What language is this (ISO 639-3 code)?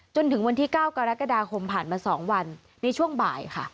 tha